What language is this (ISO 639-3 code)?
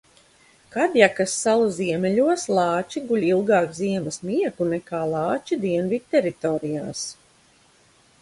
lav